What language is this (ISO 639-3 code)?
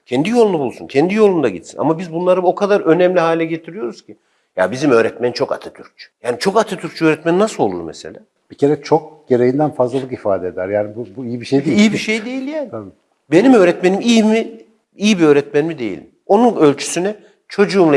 tur